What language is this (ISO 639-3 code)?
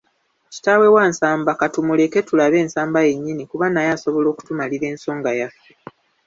lug